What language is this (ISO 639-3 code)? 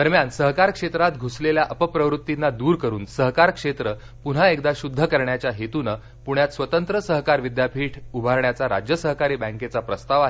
mar